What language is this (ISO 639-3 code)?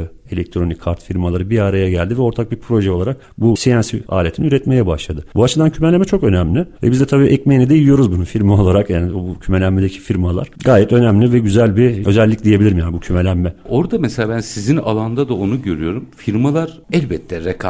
tur